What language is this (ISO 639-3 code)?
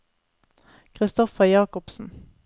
nor